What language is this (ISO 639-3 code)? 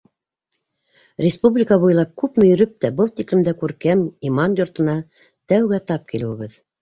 bak